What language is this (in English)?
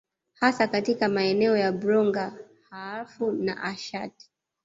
Swahili